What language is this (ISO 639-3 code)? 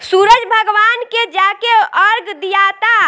bho